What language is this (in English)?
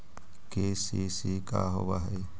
Magahi